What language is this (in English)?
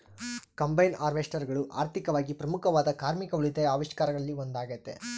Kannada